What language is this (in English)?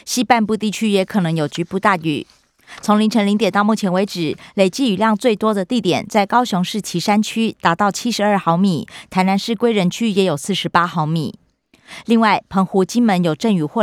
Chinese